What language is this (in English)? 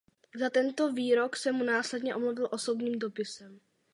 Czech